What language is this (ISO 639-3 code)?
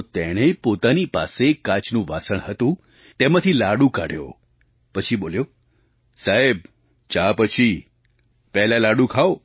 guj